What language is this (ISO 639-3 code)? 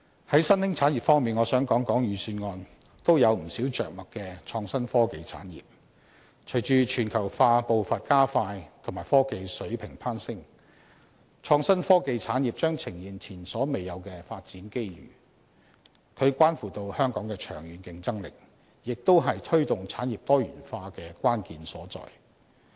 yue